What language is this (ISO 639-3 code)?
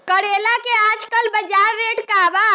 bho